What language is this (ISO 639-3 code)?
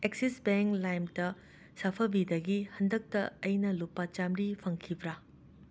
mni